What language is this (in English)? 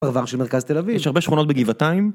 Hebrew